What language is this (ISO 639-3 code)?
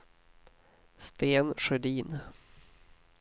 swe